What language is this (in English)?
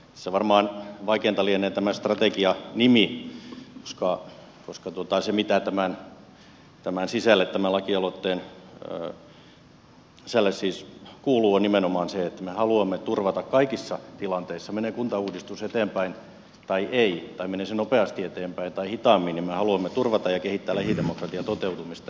Finnish